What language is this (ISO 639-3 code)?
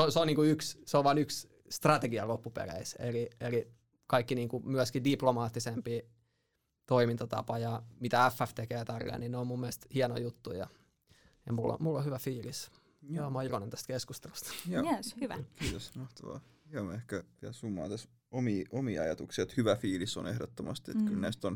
fin